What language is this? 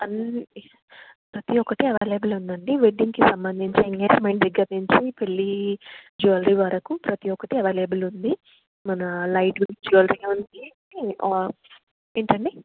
Telugu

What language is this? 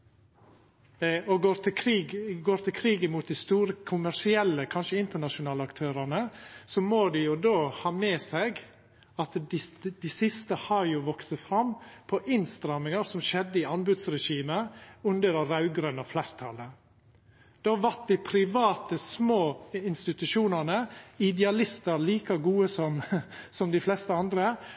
Norwegian Nynorsk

